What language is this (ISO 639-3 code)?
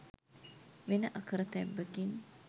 sin